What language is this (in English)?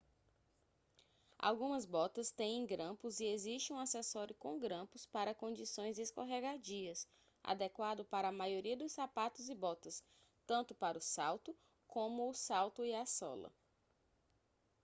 Portuguese